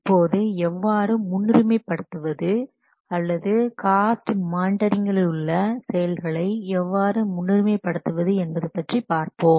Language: Tamil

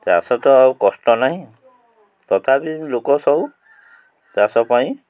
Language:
Odia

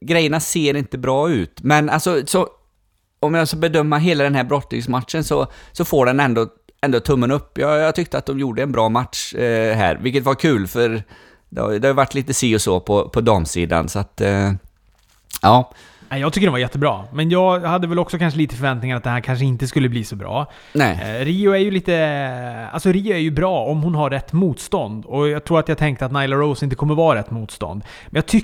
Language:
Swedish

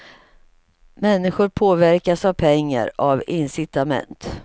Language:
Swedish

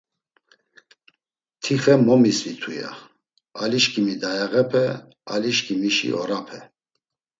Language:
Laz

